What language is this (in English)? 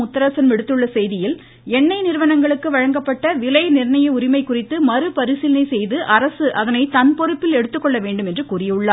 Tamil